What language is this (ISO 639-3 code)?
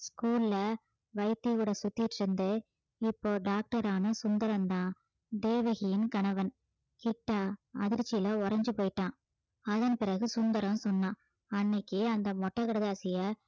tam